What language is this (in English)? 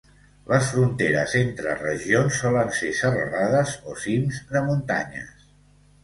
Catalan